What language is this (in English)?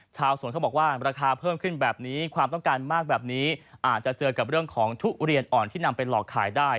Thai